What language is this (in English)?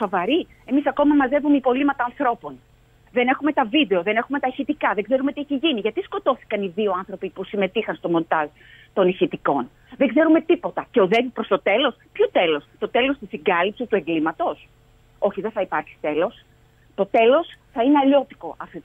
Greek